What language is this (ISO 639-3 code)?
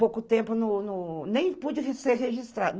por